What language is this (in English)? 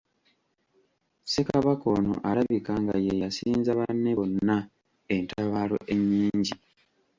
Ganda